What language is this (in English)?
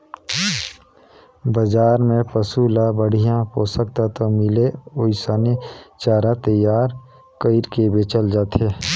Chhattisgarhi